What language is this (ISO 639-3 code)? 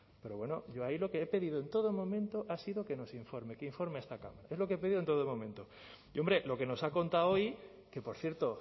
spa